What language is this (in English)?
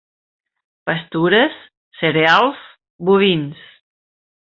Catalan